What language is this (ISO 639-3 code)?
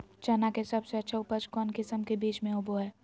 mag